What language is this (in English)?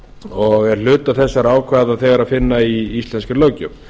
Icelandic